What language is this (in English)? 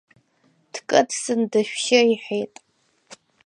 Abkhazian